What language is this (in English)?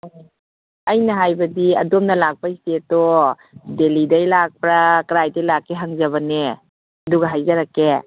Manipuri